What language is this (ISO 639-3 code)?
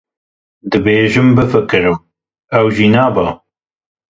kur